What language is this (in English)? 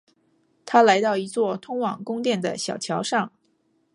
Chinese